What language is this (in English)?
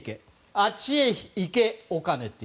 Japanese